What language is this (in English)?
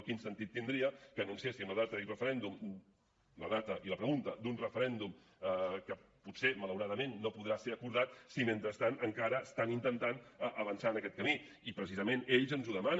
Catalan